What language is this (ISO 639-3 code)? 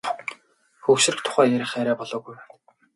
mon